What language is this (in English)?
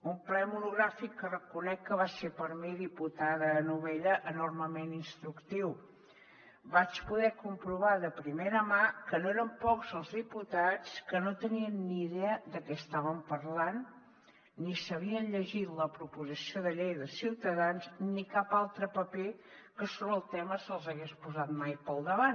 Catalan